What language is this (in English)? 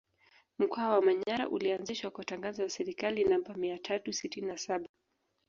Swahili